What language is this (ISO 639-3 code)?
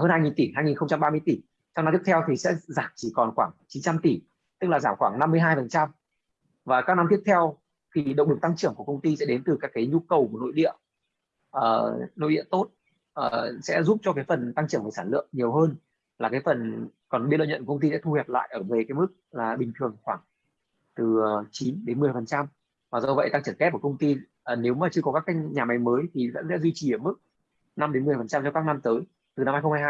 vie